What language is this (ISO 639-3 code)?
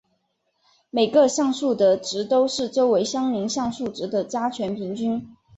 zho